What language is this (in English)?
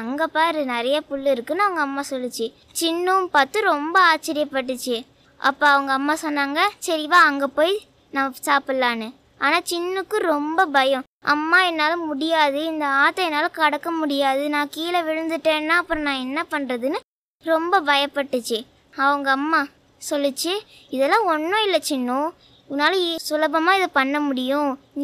Tamil